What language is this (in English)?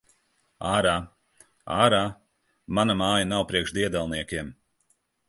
Latvian